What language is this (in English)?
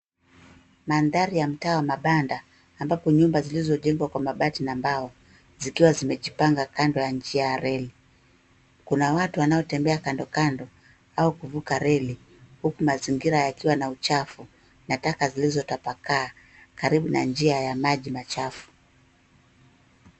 Swahili